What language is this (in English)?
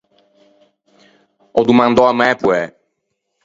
Ligurian